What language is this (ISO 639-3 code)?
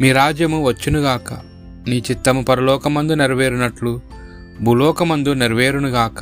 tel